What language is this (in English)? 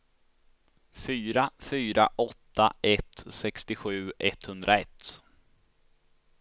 Swedish